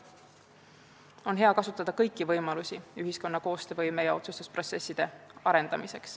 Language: Estonian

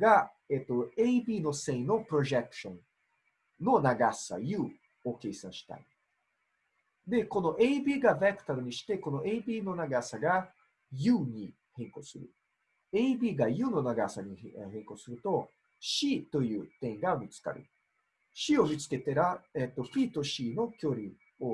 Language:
Japanese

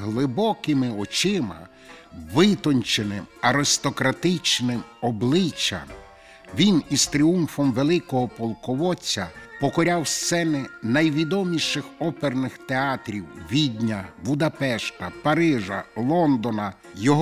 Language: Ukrainian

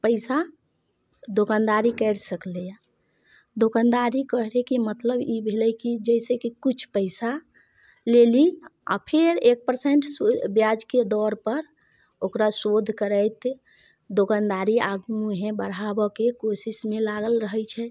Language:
Maithili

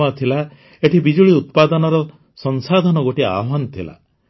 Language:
Odia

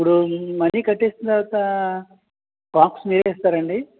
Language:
Telugu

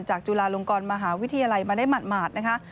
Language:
Thai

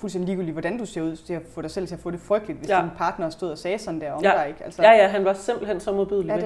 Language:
Danish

